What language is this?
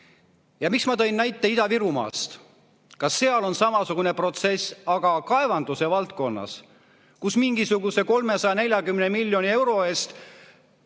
Estonian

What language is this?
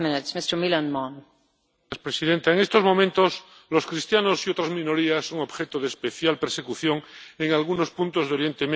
Spanish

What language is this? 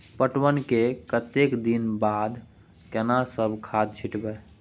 Maithili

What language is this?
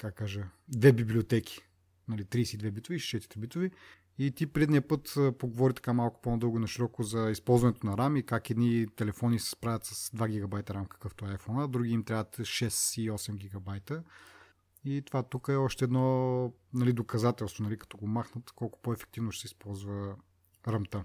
Bulgarian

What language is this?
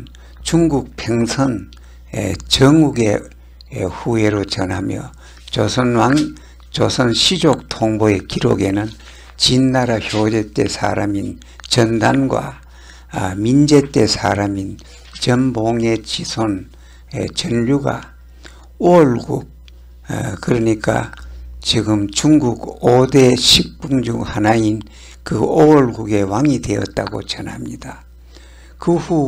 Korean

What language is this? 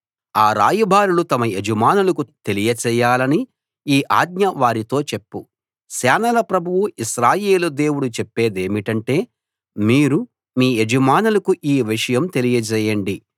Telugu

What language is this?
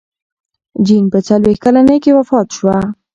Pashto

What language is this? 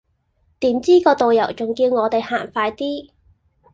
Cantonese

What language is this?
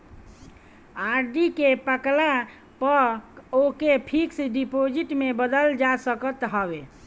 Bhojpuri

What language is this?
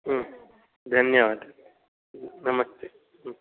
Sanskrit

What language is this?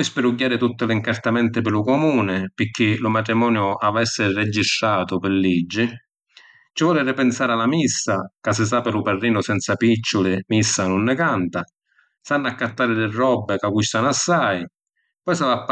Sicilian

